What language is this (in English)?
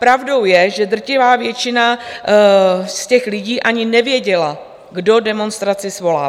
Czech